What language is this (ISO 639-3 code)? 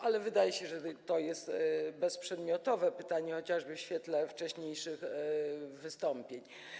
pol